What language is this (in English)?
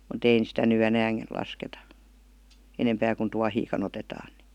Finnish